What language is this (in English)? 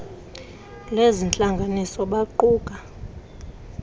Xhosa